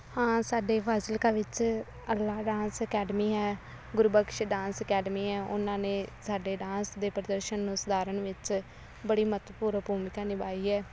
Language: Punjabi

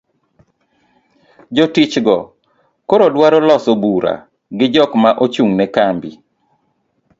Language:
Luo (Kenya and Tanzania)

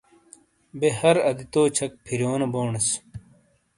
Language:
Shina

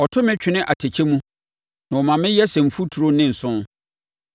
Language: Akan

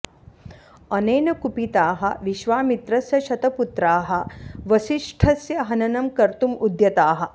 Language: Sanskrit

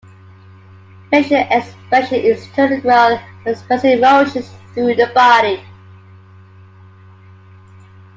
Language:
English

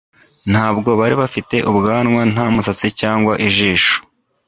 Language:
Kinyarwanda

